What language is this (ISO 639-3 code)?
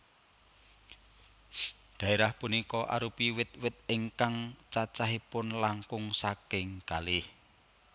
jav